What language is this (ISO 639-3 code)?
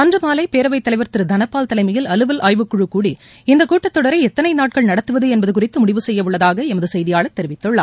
tam